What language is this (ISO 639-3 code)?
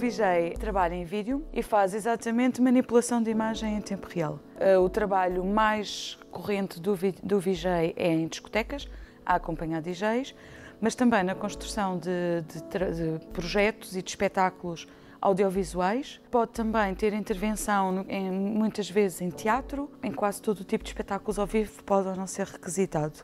por